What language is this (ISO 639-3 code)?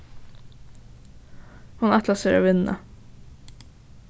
fao